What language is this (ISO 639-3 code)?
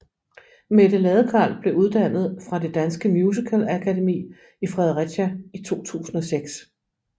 dan